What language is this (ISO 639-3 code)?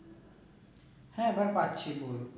ben